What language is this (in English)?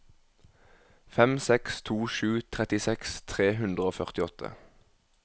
Norwegian